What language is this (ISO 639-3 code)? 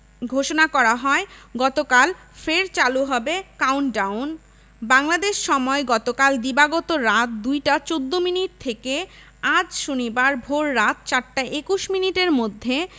ben